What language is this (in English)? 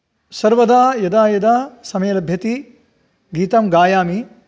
Sanskrit